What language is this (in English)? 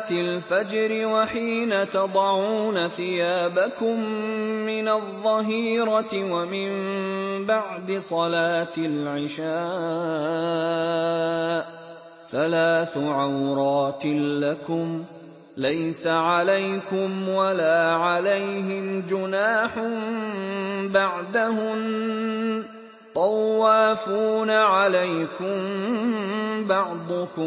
Arabic